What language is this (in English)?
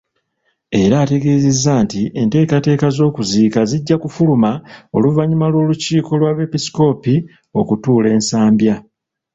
Ganda